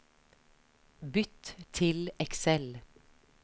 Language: Norwegian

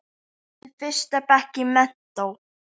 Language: Icelandic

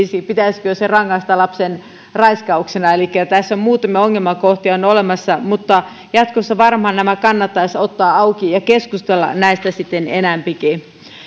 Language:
Finnish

